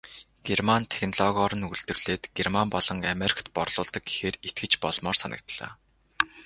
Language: Mongolian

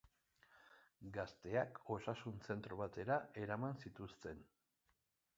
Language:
Basque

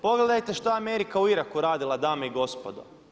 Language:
Croatian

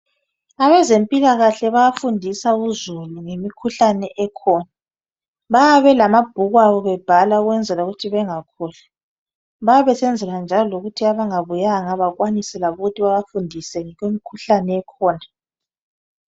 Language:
North Ndebele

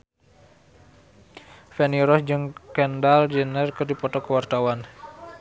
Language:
Sundanese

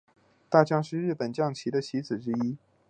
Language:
Chinese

